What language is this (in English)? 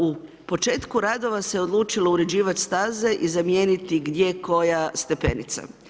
Croatian